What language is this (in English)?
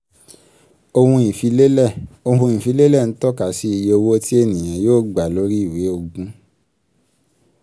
Yoruba